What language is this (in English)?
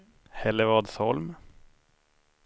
Swedish